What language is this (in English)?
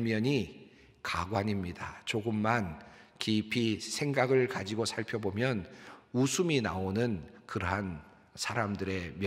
Korean